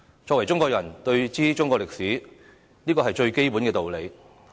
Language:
Cantonese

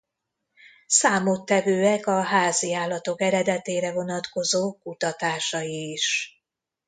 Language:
Hungarian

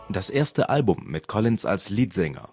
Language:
German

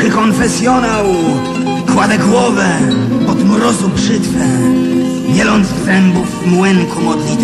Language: Polish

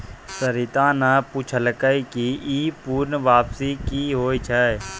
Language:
Maithili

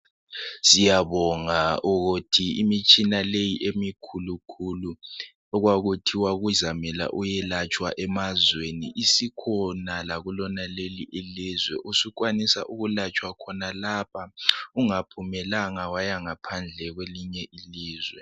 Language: North Ndebele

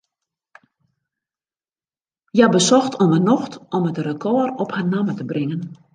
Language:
Western Frisian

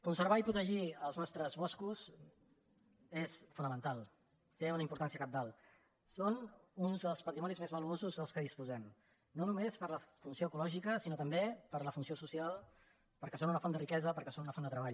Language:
Catalan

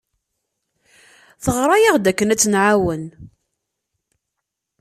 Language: Kabyle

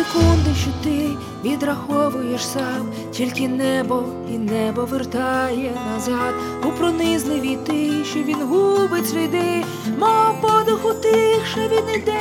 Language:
Ukrainian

